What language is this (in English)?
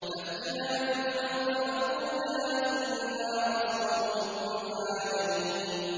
Arabic